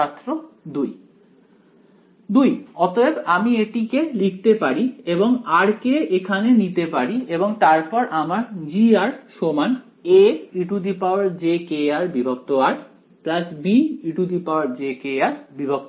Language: Bangla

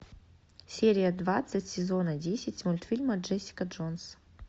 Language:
Russian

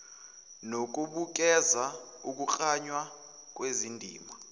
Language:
Zulu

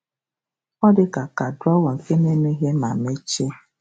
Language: Igbo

